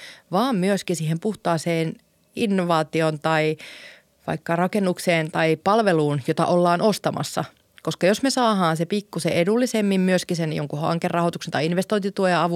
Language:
Finnish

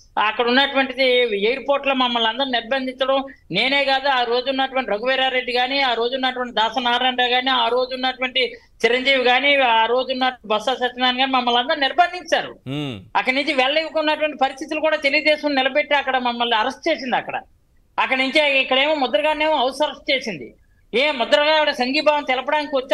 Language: Telugu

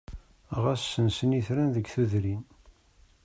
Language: Kabyle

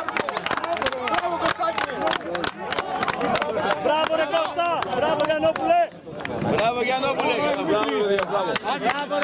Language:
Greek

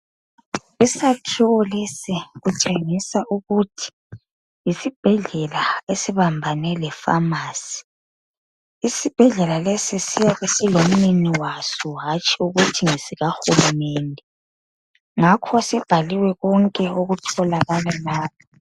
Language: North Ndebele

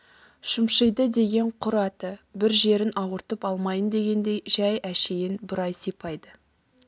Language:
Kazakh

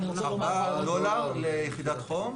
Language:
Hebrew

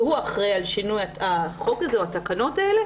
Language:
Hebrew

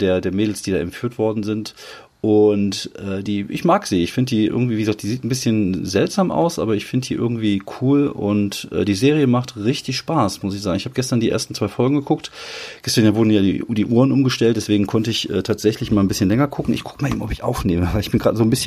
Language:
German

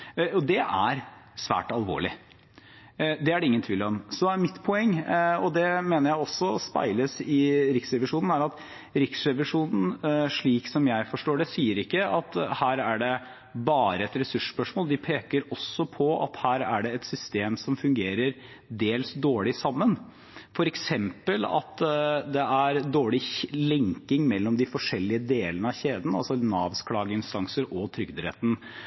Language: Norwegian Bokmål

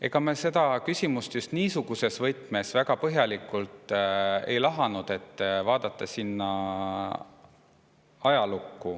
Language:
Estonian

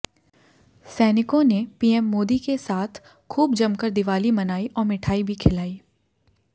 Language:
Hindi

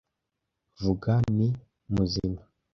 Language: Kinyarwanda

